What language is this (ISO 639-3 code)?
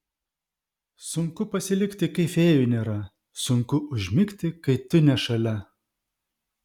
lit